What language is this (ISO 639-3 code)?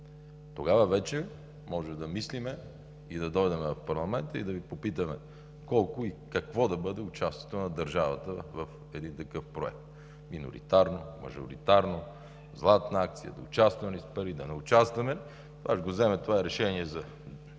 bul